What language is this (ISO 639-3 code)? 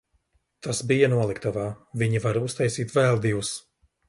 lav